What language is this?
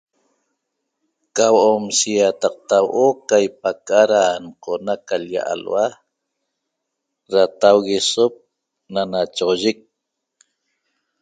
Toba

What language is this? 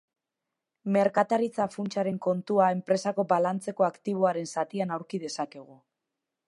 Basque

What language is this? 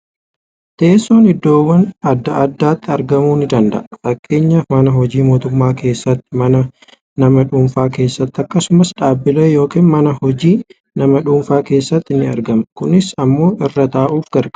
Oromo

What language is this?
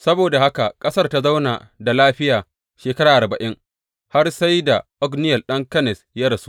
Hausa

